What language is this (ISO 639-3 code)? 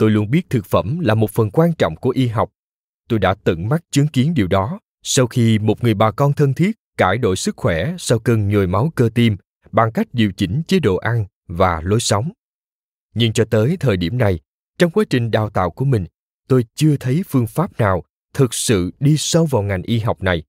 vie